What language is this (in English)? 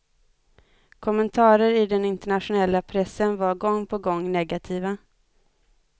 Swedish